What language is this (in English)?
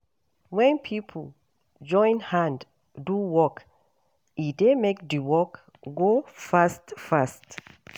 Nigerian Pidgin